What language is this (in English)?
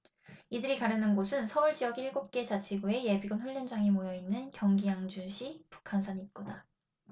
Korean